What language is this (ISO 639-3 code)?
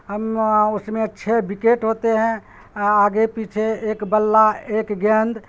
urd